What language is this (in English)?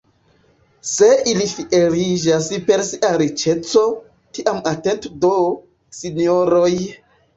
Esperanto